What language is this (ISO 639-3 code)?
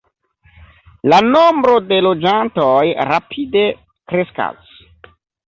epo